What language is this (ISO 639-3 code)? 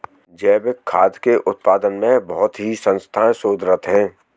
hin